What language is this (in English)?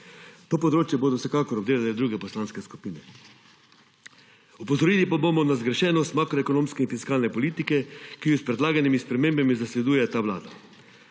Slovenian